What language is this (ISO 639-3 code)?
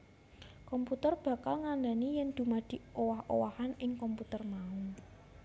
jav